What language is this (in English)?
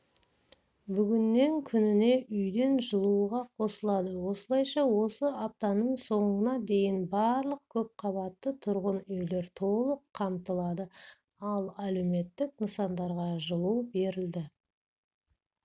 Kazakh